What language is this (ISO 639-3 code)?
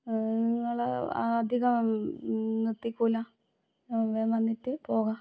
mal